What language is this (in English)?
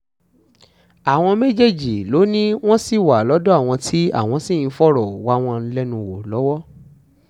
Yoruba